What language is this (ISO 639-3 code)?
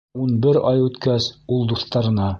bak